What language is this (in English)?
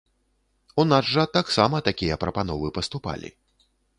Belarusian